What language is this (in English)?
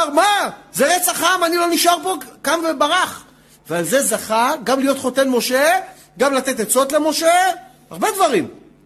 Hebrew